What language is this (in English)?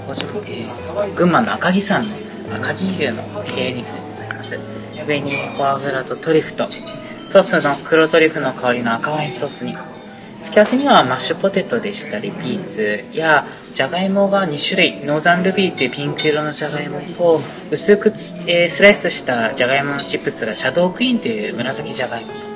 Japanese